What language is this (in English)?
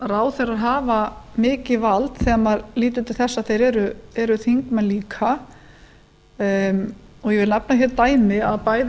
Icelandic